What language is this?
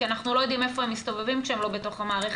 Hebrew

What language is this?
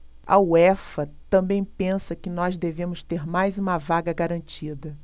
Portuguese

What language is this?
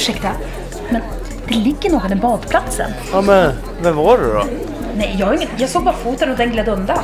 Swedish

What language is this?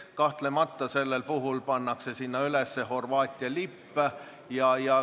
Estonian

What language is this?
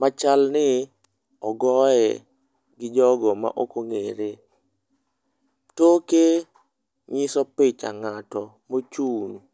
Luo (Kenya and Tanzania)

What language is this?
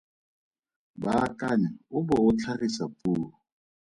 Tswana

